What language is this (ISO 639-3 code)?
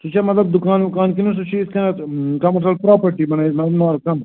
kas